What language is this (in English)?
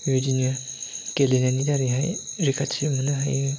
Bodo